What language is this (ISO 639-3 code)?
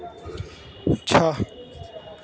hin